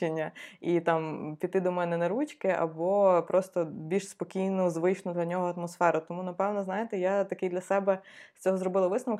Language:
Ukrainian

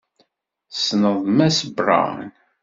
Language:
Kabyle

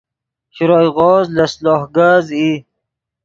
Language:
Yidgha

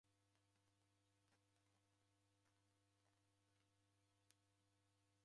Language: Taita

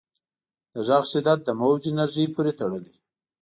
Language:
Pashto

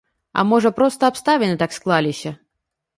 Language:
Belarusian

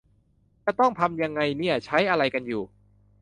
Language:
Thai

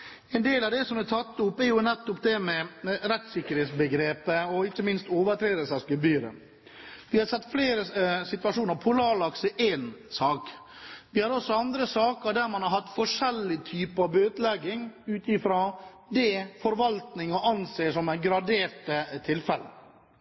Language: Norwegian Bokmål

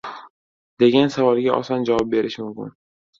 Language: Uzbek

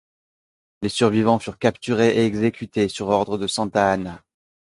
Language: French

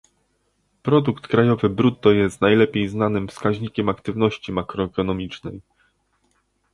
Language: Polish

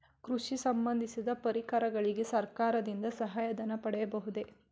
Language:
Kannada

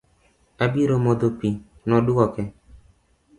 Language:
Luo (Kenya and Tanzania)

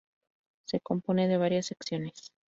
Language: Spanish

